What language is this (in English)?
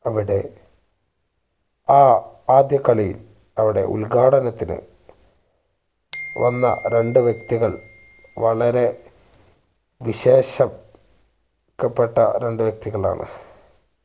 Malayalam